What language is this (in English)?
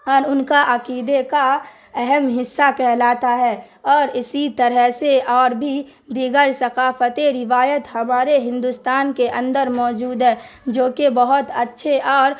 Urdu